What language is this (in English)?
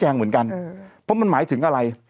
Thai